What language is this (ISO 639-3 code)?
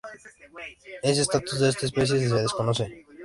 spa